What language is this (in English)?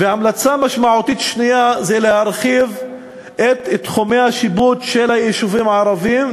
Hebrew